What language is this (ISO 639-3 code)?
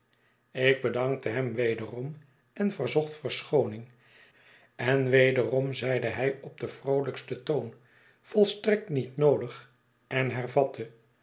nld